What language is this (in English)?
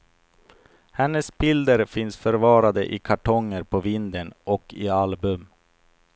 Swedish